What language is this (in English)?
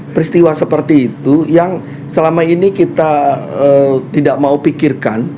Indonesian